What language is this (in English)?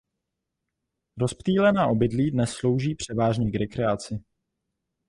Czech